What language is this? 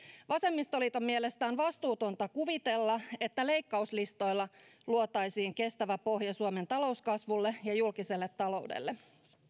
Finnish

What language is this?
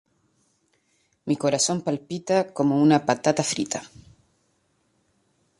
Spanish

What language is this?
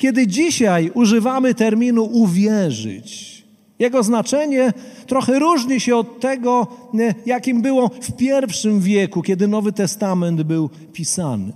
Polish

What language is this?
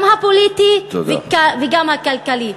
Hebrew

